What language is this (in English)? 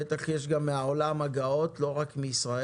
Hebrew